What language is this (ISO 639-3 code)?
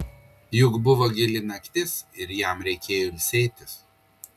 lit